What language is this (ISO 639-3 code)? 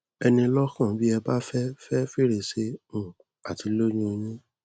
yor